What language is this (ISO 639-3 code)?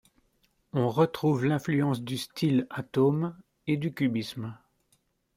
fra